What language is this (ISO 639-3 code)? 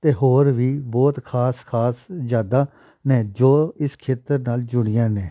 pan